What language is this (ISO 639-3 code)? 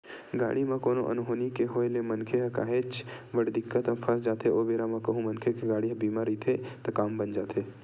hne